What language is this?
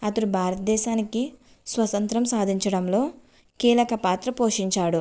Telugu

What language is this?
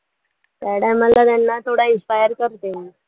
Marathi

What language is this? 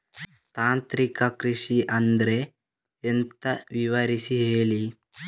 Kannada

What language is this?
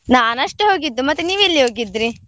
Kannada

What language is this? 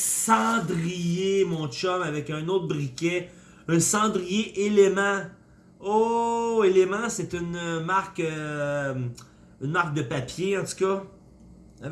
French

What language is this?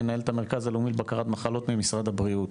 Hebrew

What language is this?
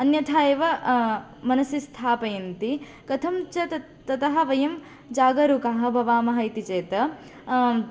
Sanskrit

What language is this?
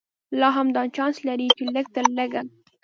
Pashto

